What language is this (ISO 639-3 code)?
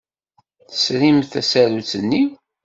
kab